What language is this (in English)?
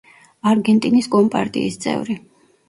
Georgian